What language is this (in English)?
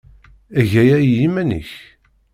Kabyle